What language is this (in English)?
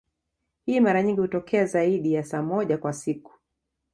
Swahili